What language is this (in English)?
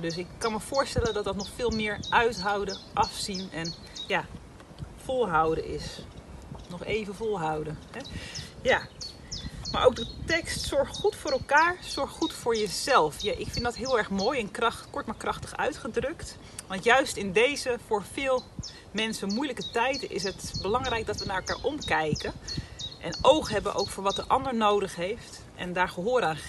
Dutch